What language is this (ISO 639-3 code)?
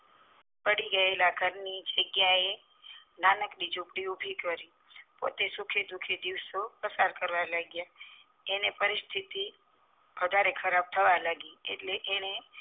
guj